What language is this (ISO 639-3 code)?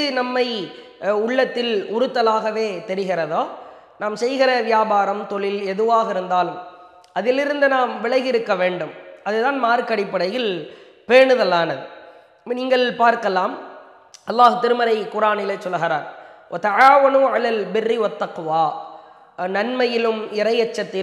ara